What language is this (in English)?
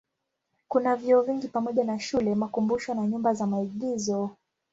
Swahili